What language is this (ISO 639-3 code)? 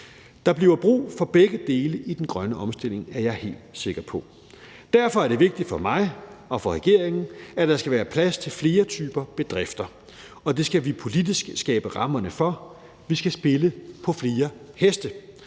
dan